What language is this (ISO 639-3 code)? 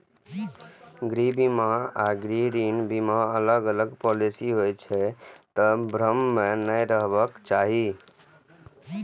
mai